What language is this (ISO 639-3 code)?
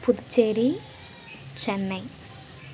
tam